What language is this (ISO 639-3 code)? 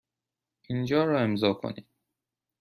fas